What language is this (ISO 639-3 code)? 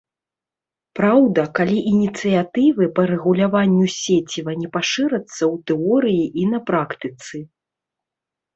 bel